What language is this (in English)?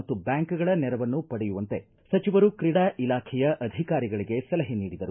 Kannada